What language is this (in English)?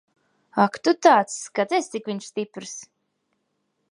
Latvian